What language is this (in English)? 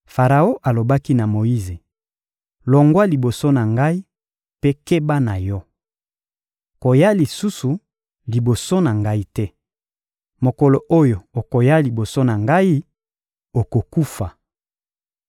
Lingala